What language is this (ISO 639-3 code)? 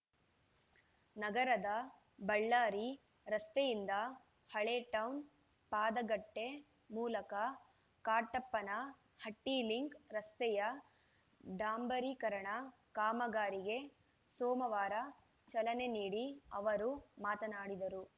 kan